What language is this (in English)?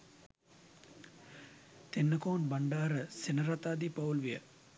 Sinhala